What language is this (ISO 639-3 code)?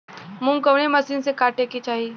bho